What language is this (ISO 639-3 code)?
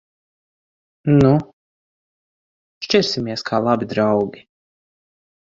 lav